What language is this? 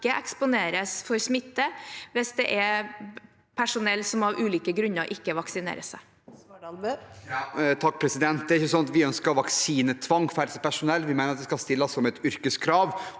Norwegian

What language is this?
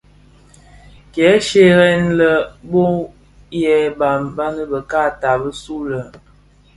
Bafia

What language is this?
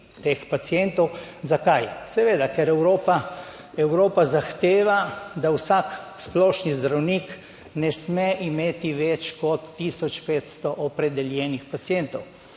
Slovenian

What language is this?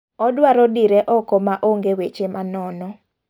Luo (Kenya and Tanzania)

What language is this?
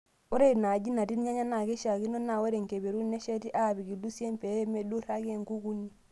Masai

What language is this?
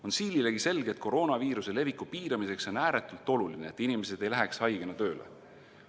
Estonian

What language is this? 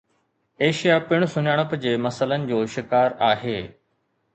Sindhi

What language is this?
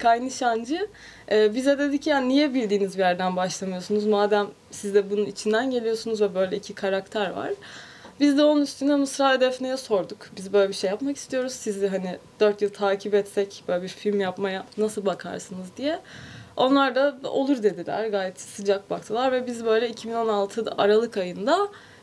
Turkish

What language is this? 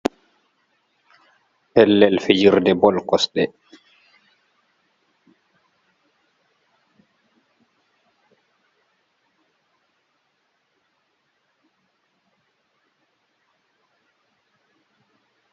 Fula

